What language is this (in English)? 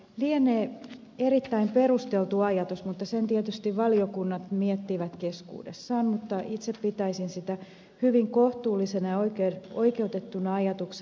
Finnish